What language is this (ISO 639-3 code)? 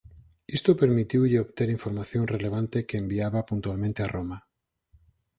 glg